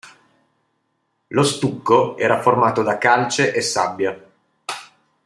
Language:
Italian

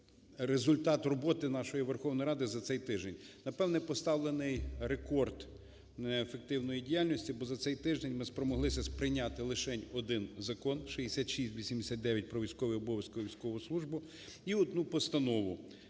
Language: Ukrainian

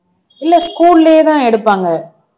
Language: Tamil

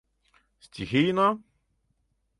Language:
Mari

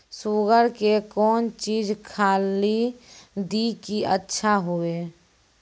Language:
Maithili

